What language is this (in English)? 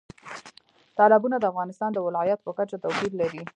Pashto